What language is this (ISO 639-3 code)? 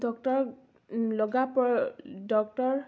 asm